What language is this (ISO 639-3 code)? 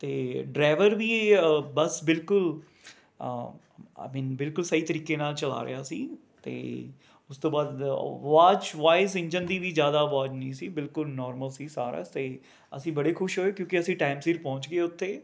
pan